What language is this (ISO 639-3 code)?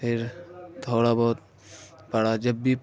urd